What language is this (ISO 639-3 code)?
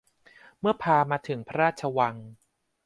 tha